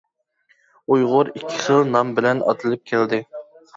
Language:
Uyghur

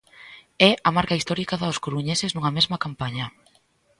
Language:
Galician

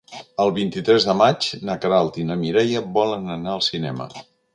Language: Catalan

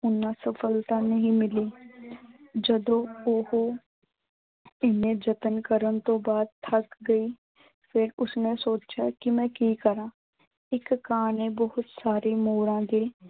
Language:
Punjabi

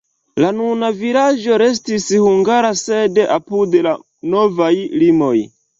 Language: Esperanto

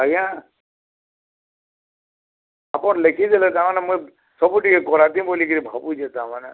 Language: Odia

